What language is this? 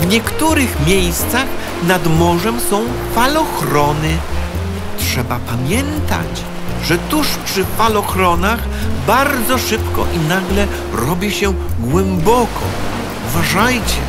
Polish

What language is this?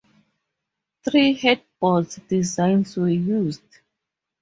English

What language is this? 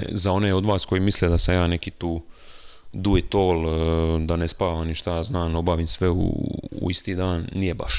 Croatian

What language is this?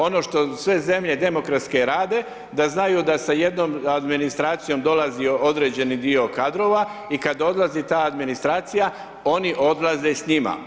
Croatian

